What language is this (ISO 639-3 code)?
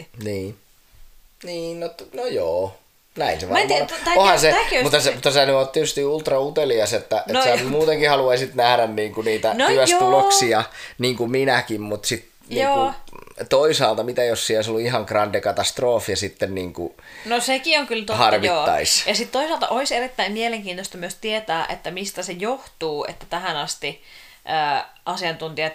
fin